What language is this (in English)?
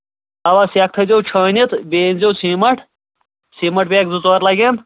Kashmiri